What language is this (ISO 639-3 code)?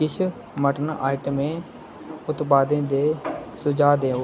doi